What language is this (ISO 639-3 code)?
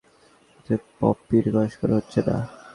ben